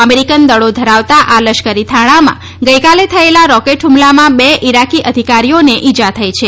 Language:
Gujarati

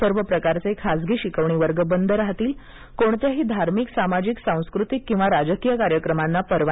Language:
Marathi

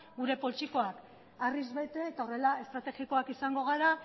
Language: Basque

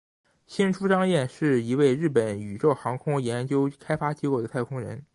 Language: Chinese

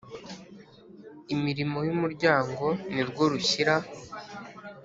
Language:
Kinyarwanda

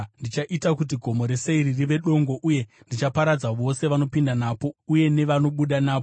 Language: Shona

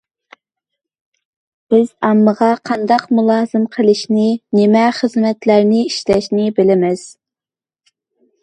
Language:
Uyghur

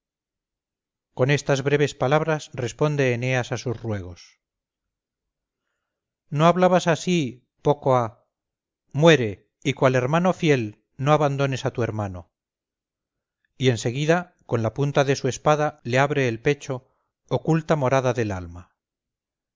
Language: Spanish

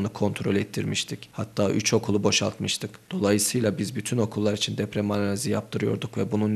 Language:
Turkish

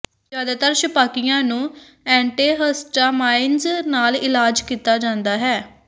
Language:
Punjabi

